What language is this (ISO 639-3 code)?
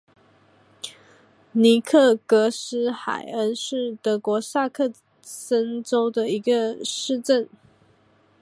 zho